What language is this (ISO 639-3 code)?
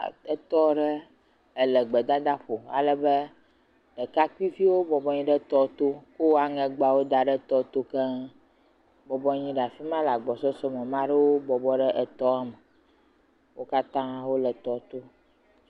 ewe